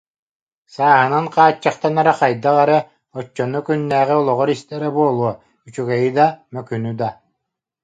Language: Yakut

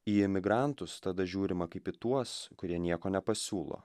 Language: Lithuanian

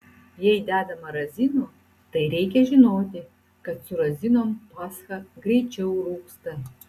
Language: Lithuanian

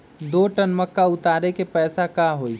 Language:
Magahi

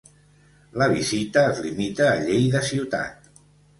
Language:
Catalan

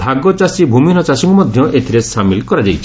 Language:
Odia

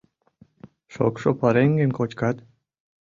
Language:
Mari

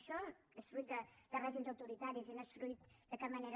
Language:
Catalan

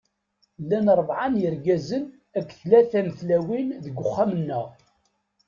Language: Kabyle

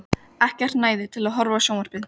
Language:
Icelandic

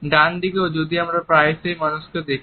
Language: Bangla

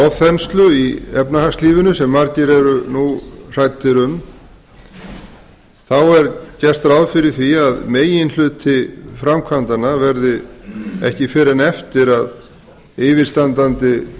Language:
Icelandic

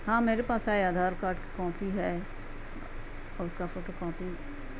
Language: Urdu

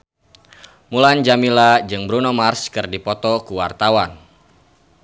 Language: Sundanese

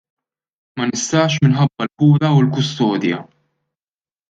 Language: Maltese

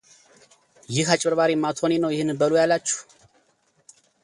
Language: Amharic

